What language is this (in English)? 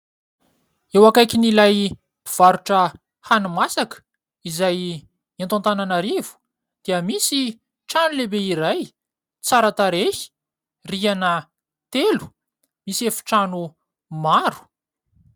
Malagasy